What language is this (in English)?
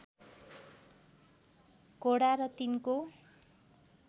Nepali